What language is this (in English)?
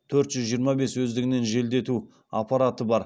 Kazakh